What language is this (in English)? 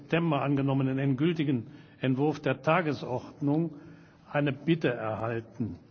German